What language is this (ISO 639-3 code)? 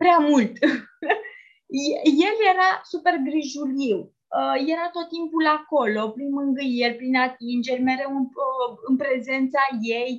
ron